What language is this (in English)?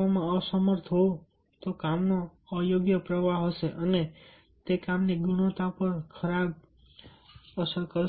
Gujarati